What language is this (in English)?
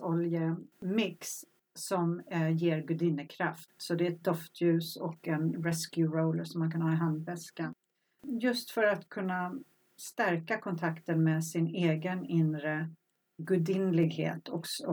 Swedish